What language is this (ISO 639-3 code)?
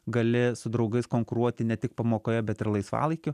lit